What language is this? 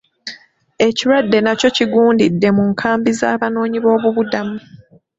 Ganda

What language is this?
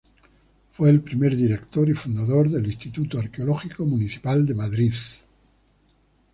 Spanish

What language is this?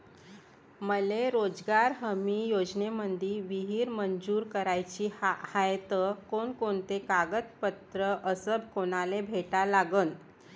Marathi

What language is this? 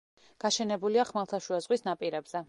Georgian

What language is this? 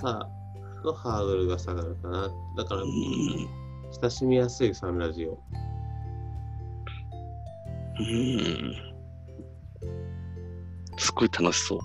Japanese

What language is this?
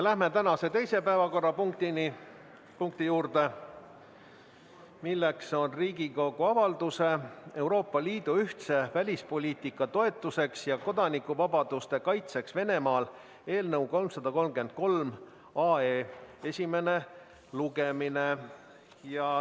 Estonian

